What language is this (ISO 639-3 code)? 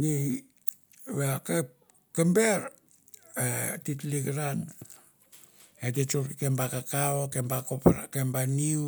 tbf